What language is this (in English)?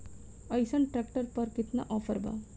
Bhojpuri